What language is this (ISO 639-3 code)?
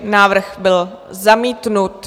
ces